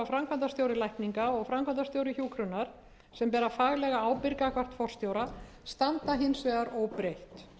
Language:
Icelandic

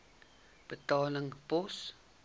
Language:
Afrikaans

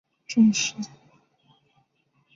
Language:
Chinese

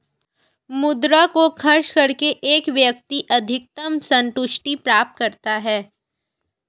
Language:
Hindi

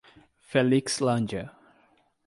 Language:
Portuguese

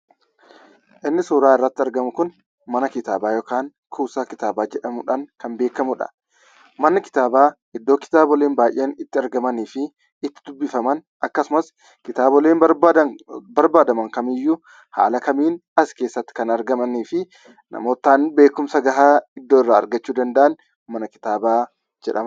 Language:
Oromo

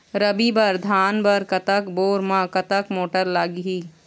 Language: Chhattisgarhi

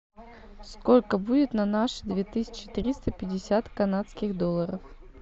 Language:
Russian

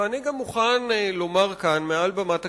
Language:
Hebrew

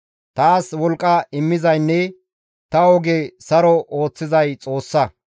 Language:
Gamo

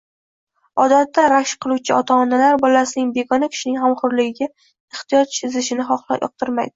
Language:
Uzbek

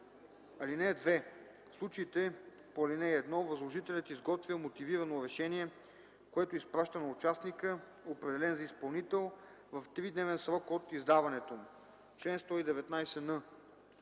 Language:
Bulgarian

